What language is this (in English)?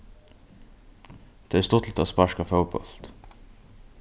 Faroese